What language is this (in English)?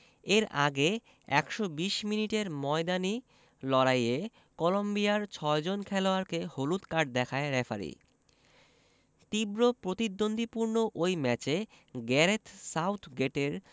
Bangla